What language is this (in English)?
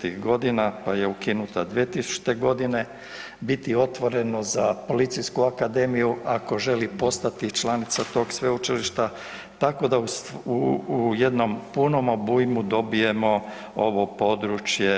Croatian